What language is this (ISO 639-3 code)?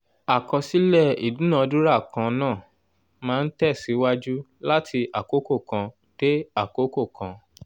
yor